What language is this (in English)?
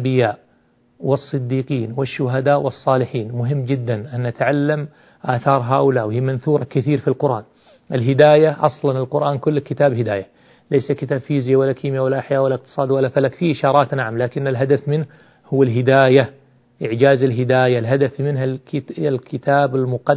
Arabic